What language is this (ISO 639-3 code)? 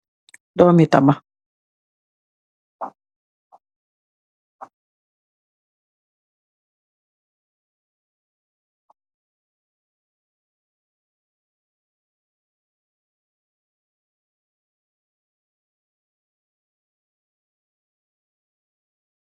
wol